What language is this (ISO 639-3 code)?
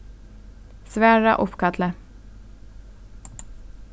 fao